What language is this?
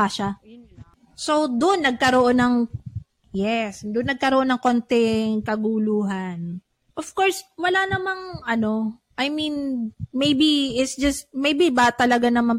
Filipino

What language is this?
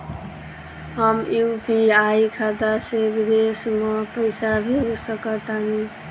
Bhojpuri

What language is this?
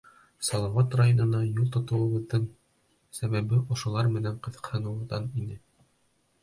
Bashkir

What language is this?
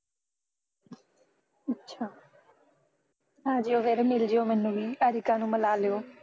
Punjabi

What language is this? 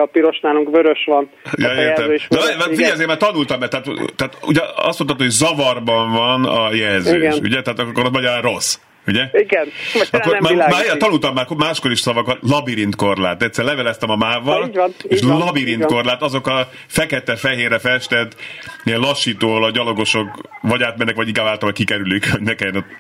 Hungarian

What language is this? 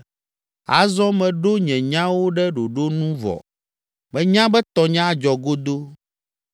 Ewe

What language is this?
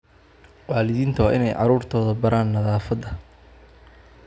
Somali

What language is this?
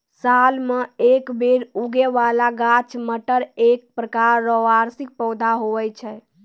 Maithili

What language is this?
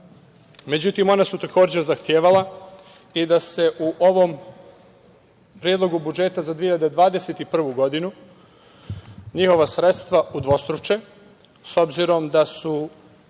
Serbian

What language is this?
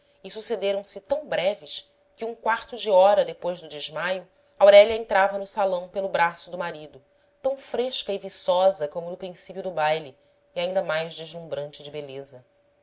Portuguese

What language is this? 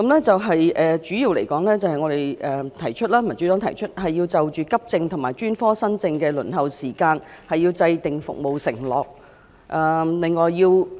Cantonese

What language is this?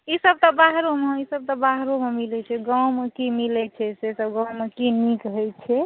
Maithili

